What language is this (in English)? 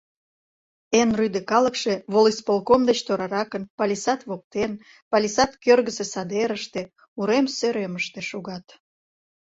Mari